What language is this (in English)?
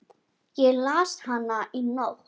Icelandic